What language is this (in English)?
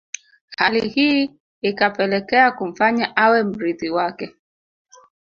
Swahili